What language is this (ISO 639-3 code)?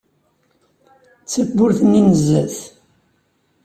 kab